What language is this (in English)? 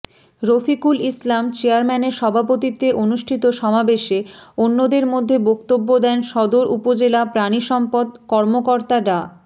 Bangla